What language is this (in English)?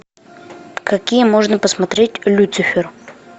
Russian